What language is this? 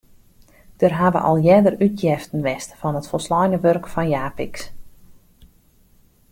Western Frisian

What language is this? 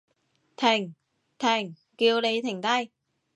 Cantonese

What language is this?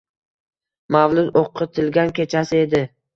Uzbek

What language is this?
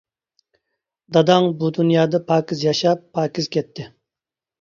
Uyghur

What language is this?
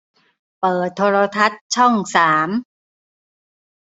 Thai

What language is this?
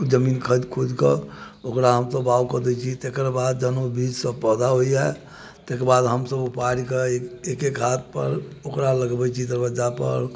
Maithili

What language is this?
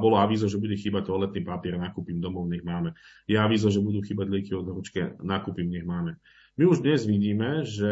Slovak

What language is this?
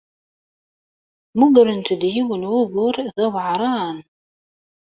Kabyle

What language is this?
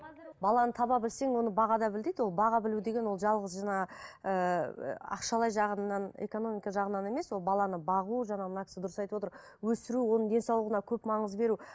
Kazakh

